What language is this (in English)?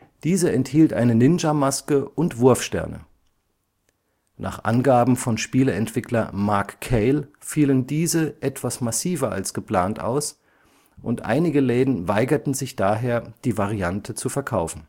German